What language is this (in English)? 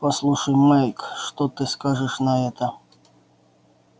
Russian